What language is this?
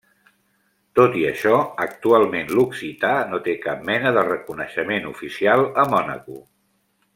Catalan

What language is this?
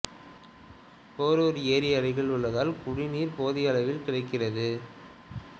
Tamil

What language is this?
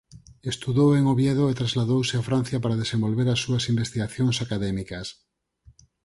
Galician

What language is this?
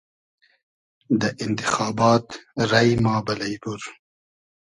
Hazaragi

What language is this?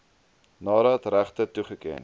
Afrikaans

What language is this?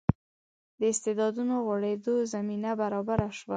Pashto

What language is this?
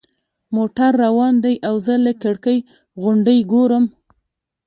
Pashto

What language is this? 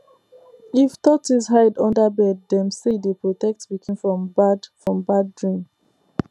Nigerian Pidgin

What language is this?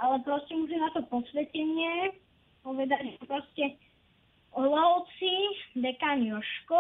Slovak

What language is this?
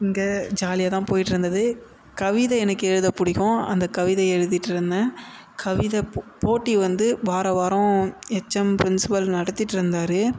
Tamil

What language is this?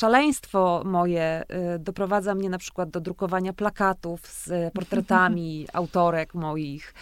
Polish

